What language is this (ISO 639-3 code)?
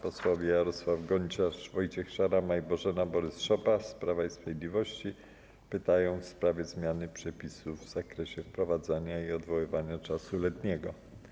pol